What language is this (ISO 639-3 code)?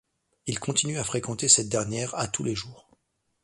fra